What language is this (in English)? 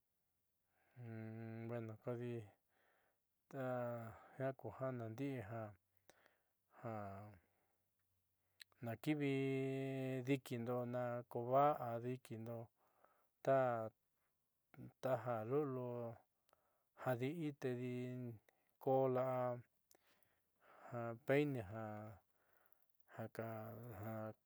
Southeastern Nochixtlán Mixtec